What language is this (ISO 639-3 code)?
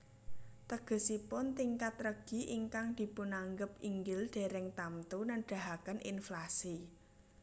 jav